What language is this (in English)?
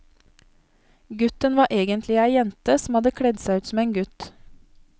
Norwegian